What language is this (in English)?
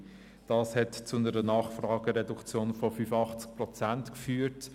Swiss German